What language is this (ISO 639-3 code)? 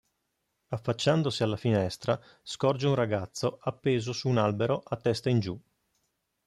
ita